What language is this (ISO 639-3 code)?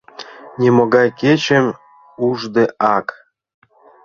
chm